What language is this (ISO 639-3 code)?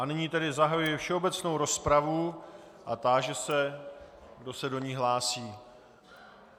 ces